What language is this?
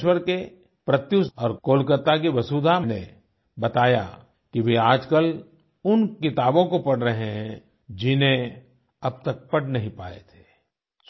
Hindi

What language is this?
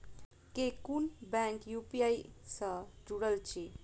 Maithili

